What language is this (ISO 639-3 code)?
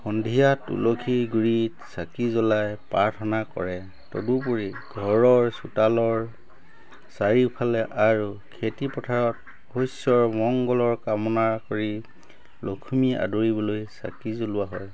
asm